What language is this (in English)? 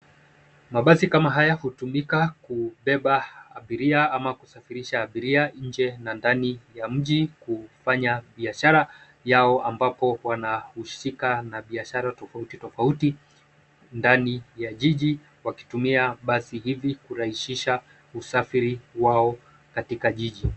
Swahili